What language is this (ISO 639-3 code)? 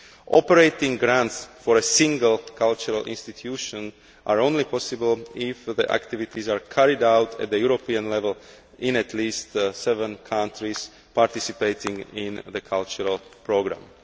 eng